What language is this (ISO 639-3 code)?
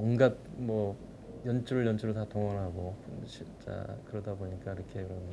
kor